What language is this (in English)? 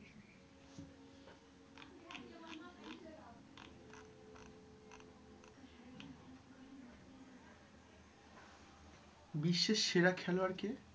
Bangla